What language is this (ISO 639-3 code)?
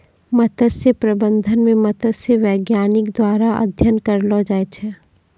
mai